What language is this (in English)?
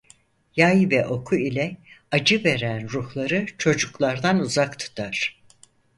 Turkish